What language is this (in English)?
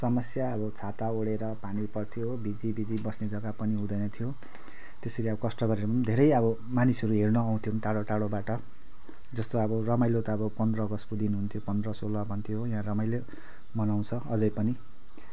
Nepali